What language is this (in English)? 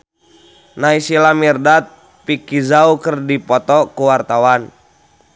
Sundanese